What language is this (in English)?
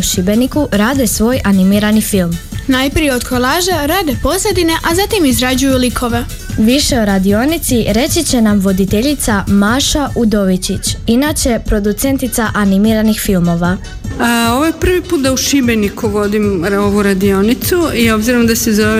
Croatian